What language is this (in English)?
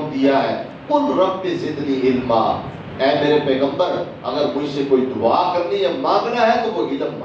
Urdu